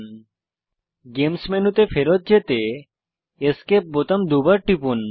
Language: Bangla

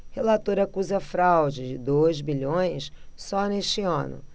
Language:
Portuguese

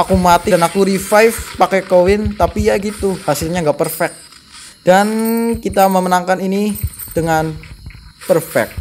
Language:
Indonesian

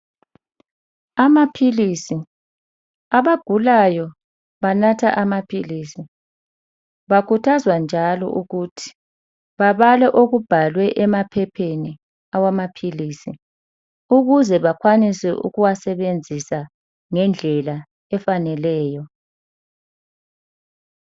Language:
North Ndebele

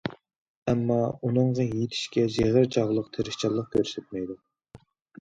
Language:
Uyghur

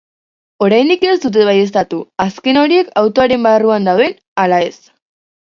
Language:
Basque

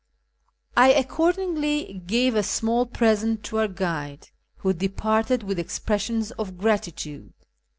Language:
English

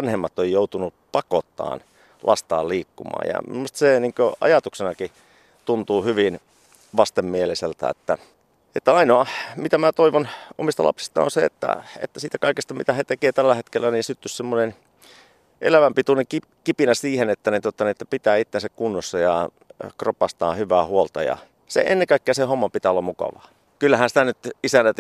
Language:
Finnish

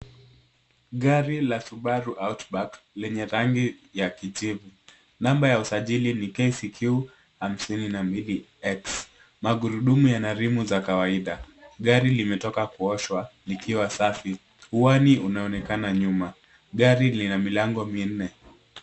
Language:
Swahili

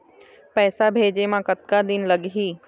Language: Chhattisgarhi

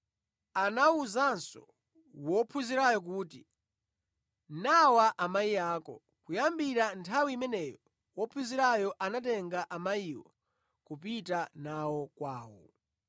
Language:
Nyanja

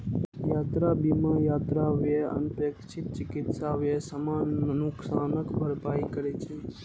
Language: Maithili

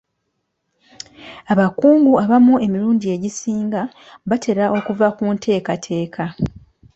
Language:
Ganda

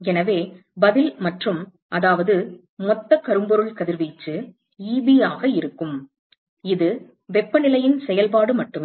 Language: Tamil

